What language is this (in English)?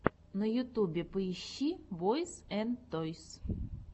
Russian